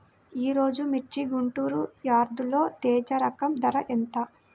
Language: Telugu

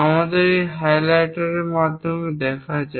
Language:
Bangla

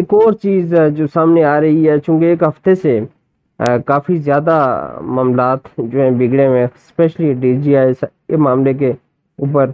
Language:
Urdu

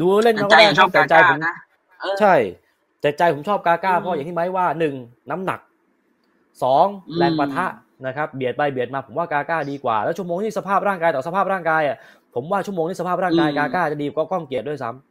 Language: Thai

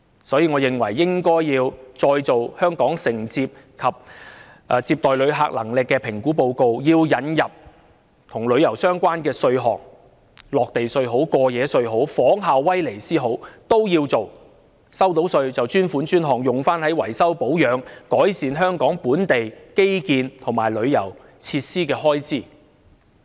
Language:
Cantonese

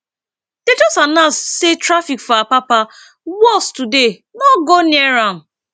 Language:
Nigerian Pidgin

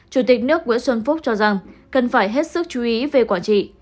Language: Vietnamese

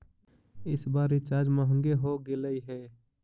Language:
Magahi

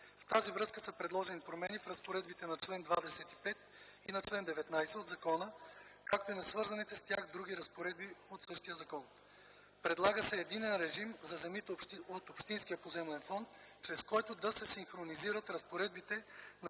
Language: Bulgarian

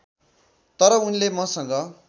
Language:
Nepali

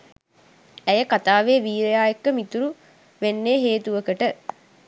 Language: Sinhala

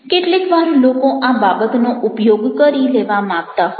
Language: Gujarati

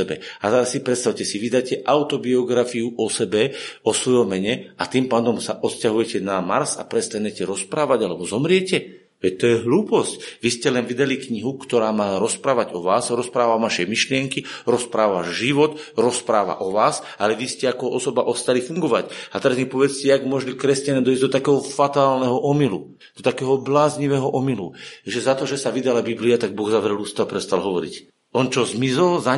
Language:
Slovak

